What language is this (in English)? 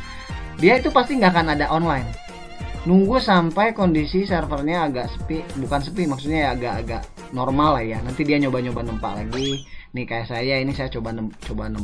Indonesian